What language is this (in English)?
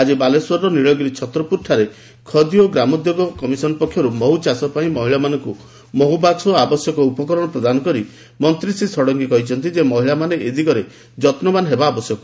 Odia